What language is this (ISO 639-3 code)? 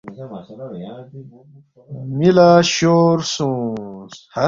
bft